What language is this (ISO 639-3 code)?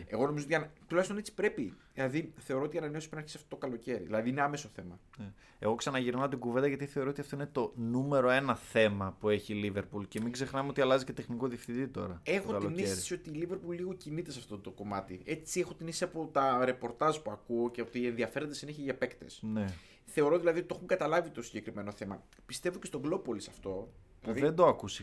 ell